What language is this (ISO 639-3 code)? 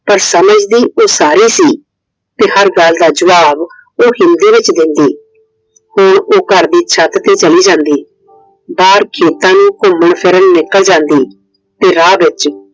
pan